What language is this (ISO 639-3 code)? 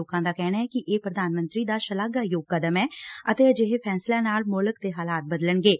pan